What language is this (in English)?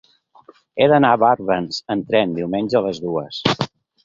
Catalan